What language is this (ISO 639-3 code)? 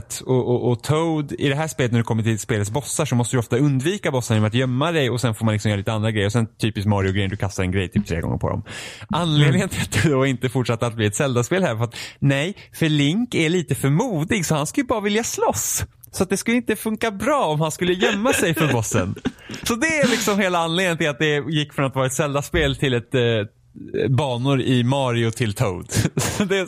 swe